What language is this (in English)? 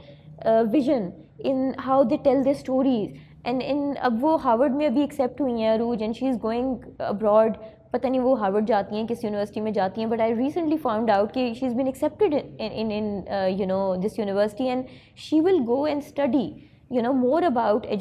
Urdu